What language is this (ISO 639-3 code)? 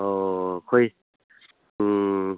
mni